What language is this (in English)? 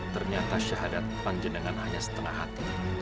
Indonesian